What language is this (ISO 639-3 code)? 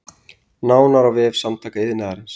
isl